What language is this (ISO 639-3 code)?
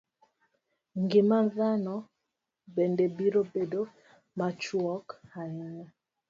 luo